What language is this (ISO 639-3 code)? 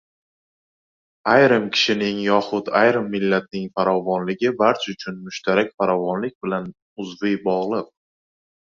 uzb